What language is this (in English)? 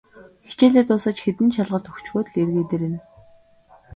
Mongolian